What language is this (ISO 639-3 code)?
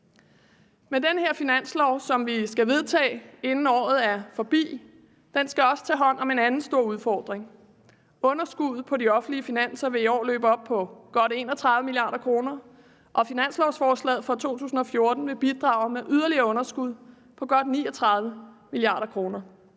dan